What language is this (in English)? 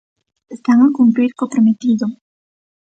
Galician